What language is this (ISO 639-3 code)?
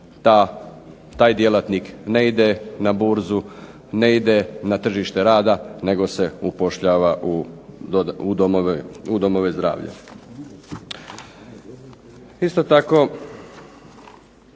hrv